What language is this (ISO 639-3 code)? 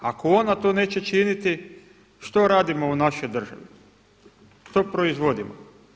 hrv